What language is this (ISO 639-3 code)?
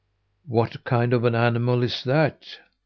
eng